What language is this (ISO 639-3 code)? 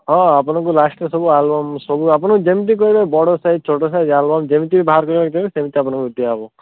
ori